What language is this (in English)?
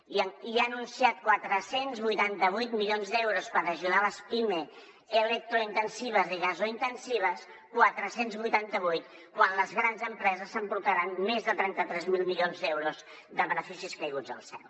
Catalan